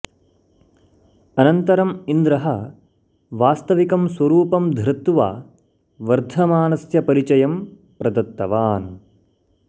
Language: Sanskrit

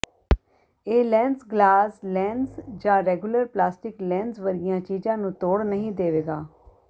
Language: Punjabi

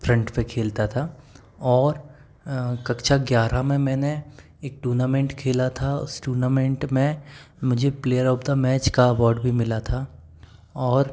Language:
Hindi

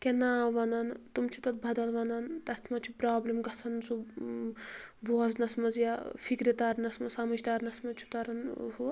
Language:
Kashmiri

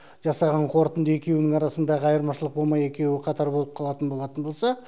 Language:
Kazakh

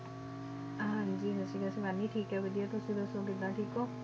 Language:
Punjabi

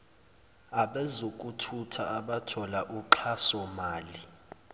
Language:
Zulu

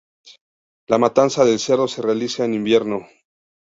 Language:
Spanish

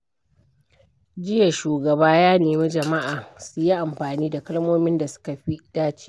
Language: Hausa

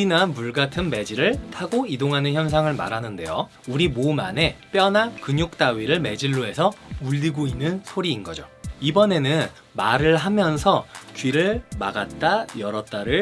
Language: Korean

